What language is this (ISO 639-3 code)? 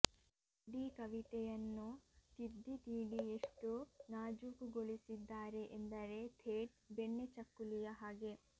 kan